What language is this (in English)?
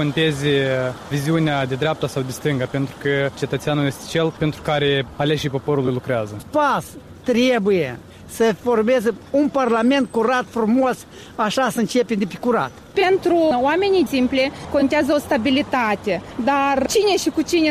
Romanian